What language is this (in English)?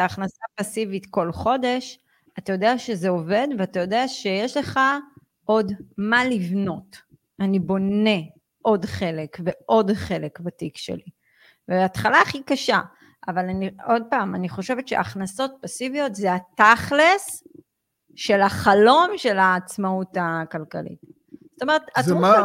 Hebrew